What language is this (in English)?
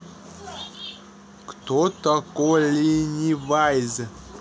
Russian